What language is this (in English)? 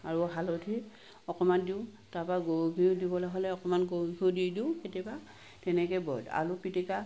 Assamese